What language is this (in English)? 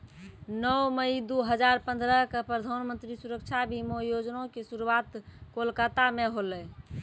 Maithili